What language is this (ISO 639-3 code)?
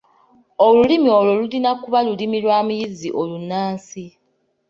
lug